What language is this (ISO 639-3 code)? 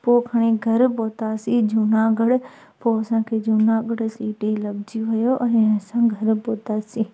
snd